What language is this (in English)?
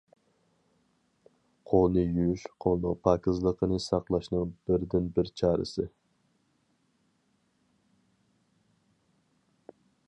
Uyghur